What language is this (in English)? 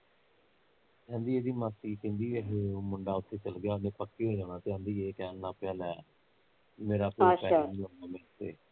Punjabi